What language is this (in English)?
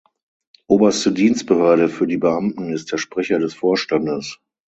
German